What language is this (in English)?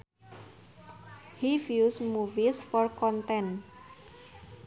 Sundanese